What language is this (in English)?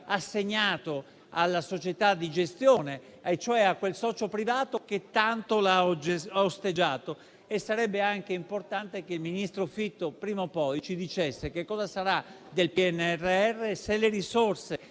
Italian